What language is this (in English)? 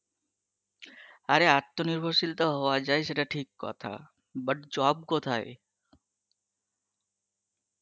Bangla